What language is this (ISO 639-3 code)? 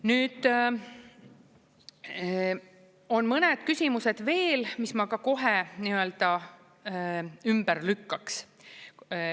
est